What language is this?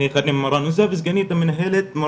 Hebrew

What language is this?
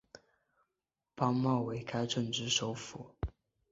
Chinese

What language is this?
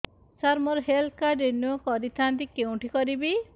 Odia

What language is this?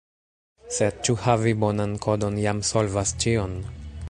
Esperanto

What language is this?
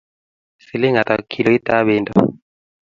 Kalenjin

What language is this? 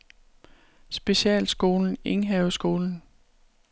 Danish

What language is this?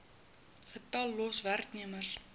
Afrikaans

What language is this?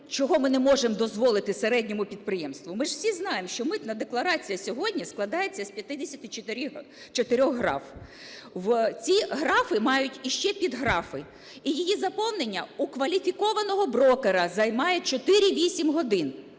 Ukrainian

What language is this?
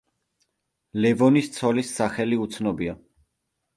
Georgian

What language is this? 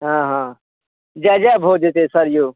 Maithili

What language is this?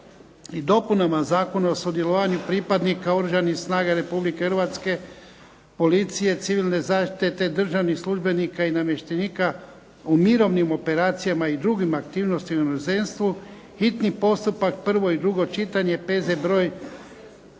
Croatian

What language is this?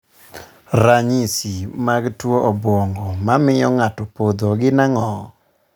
Luo (Kenya and Tanzania)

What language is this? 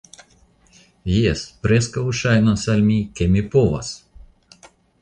Esperanto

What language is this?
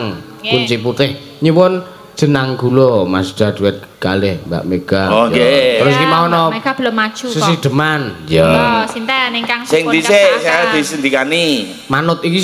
Indonesian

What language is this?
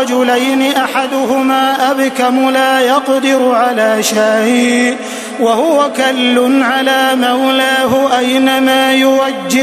Arabic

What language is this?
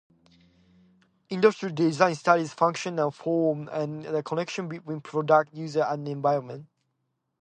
English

